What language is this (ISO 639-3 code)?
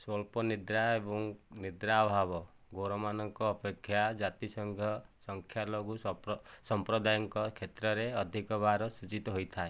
ori